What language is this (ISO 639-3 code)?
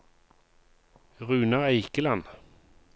nor